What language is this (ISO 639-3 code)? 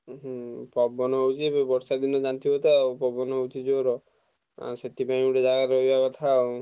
ori